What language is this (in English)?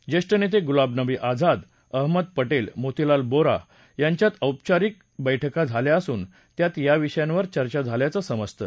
Marathi